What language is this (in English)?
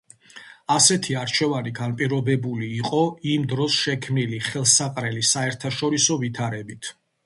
Georgian